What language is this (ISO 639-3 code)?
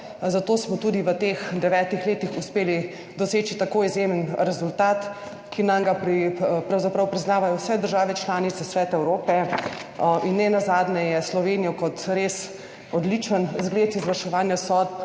slv